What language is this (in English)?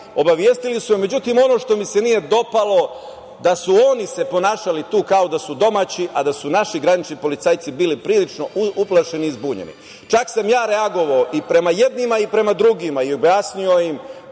Serbian